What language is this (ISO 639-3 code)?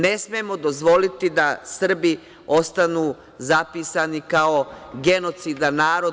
srp